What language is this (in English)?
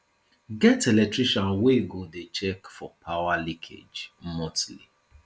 Nigerian Pidgin